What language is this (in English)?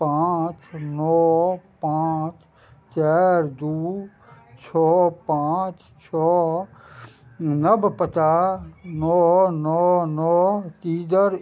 Maithili